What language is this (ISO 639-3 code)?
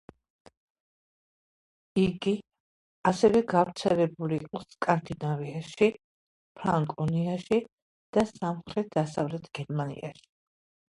kat